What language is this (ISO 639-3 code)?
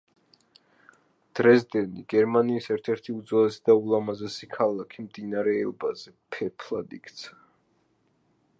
kat